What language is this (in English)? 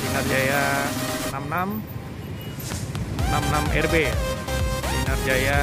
Indonesian